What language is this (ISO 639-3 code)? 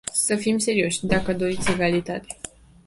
ron